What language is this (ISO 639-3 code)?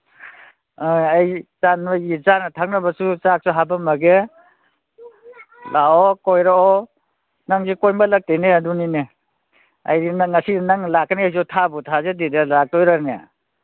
mni